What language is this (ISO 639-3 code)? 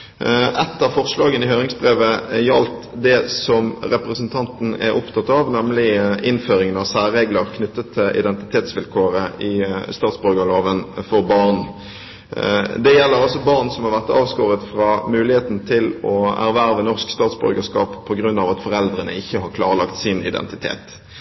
nob